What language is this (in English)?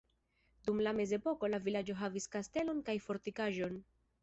Esperanto